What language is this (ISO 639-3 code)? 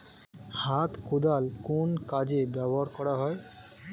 ben